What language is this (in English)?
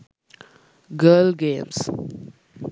Sinhala